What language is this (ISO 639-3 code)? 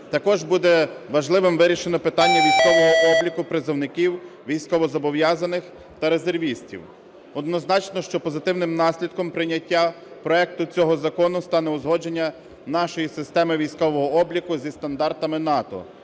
ukr